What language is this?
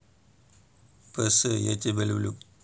Russian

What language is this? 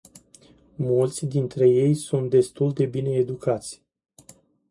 Romanian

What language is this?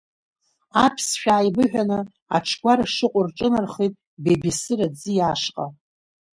Abkhazian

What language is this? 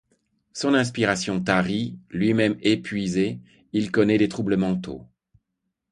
French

